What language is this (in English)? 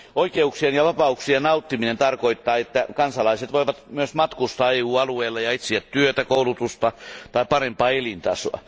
Finnish